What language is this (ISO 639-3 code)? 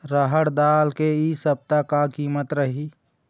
hne